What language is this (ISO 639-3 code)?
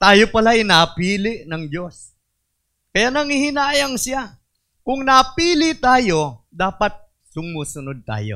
fil